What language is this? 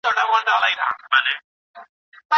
Pashto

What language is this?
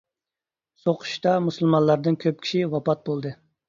Uyghur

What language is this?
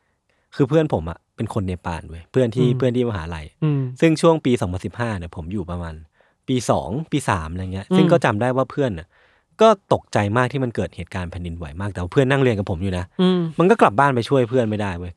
Thai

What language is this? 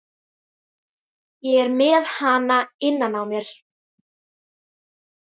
Icelandic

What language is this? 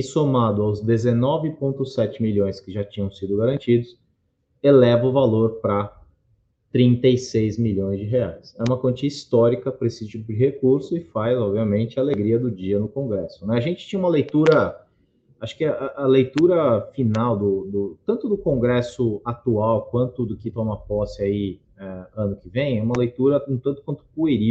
Portuguese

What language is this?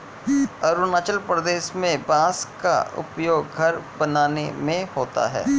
Hindi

